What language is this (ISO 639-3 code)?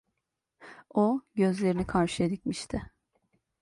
tur